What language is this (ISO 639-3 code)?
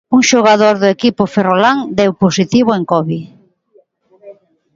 glg